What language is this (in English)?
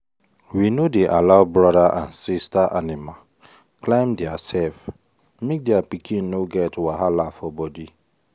Nigerian Pidgin